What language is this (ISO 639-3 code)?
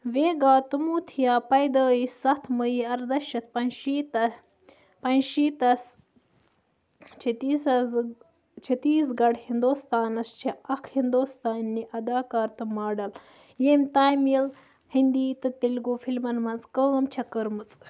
kas